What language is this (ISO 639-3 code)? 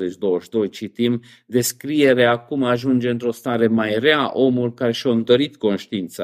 ron